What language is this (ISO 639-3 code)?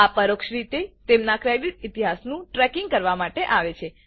guj